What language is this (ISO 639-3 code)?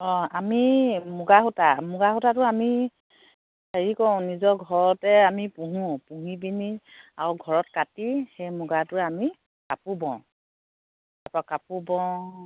asm